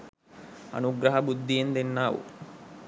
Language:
Sinhala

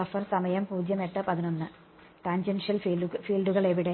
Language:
Malayalam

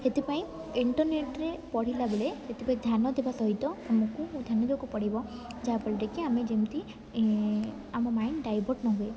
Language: Odia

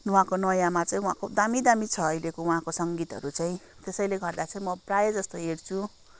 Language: Nepali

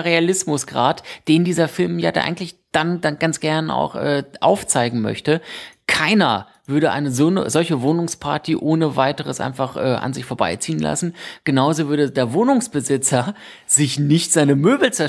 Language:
German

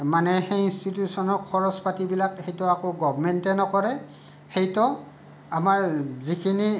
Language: Assamese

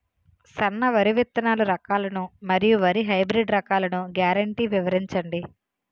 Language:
Telugu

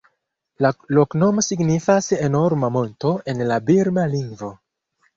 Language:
Esperanto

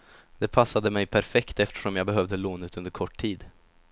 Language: Swedish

